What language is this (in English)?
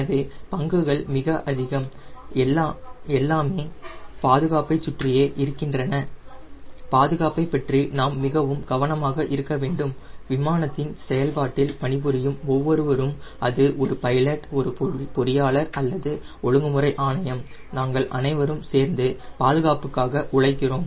Tamil